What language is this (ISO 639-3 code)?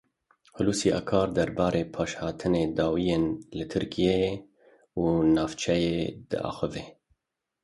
kur